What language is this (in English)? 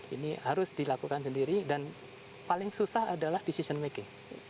Indonesian